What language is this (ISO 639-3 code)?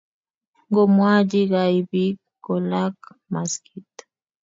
kln